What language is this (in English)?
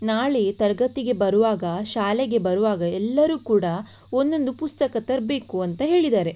Kannada